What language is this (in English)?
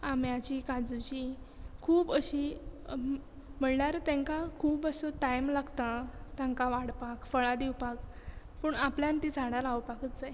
Konkani